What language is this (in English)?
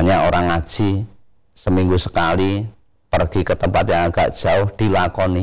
Indonesian